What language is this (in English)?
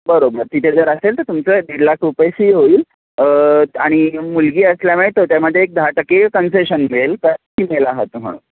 Marathi